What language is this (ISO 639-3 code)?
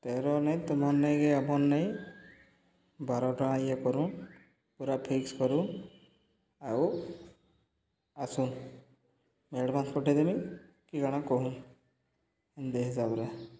ori